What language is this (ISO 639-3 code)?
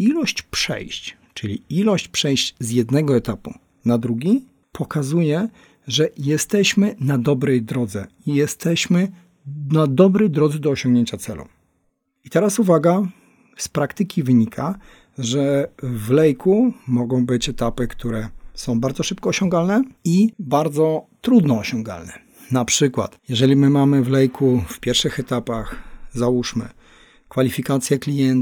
pol